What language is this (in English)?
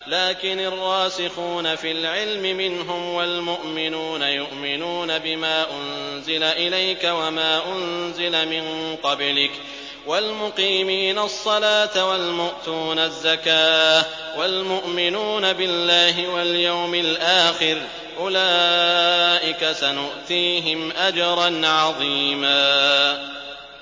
Arabic